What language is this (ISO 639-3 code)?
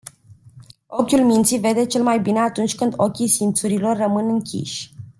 ron